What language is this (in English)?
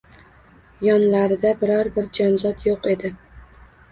Uzbek